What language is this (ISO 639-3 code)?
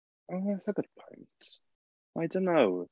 eng